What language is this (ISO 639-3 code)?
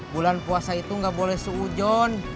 ind